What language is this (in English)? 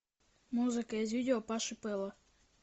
Russian